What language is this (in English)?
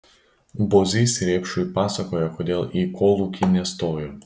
Lithuanian